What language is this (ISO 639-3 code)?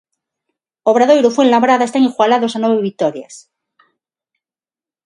glg